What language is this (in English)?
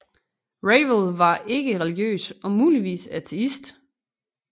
Danish